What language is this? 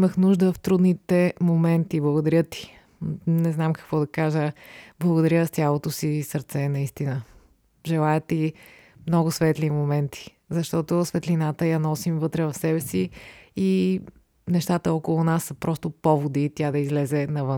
Bulgarian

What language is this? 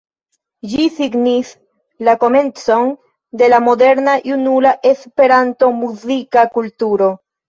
Esperanto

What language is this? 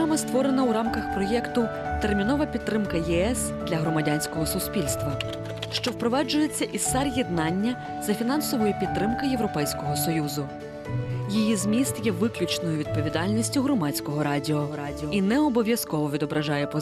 Ukrainian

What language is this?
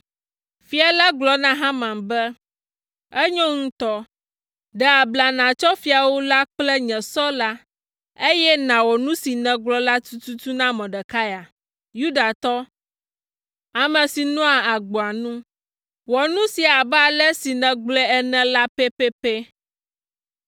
Ewe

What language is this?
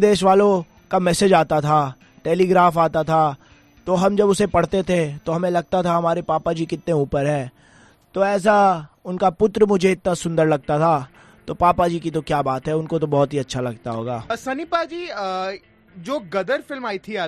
Hindi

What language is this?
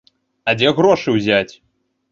Belarusian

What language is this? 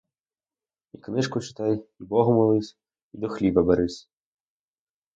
Ukrainian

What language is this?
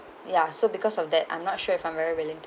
English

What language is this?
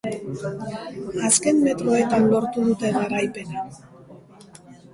Basque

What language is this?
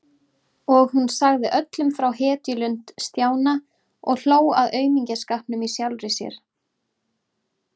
Icelandic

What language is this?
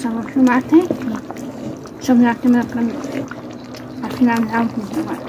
Portuguese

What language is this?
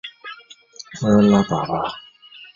Chinese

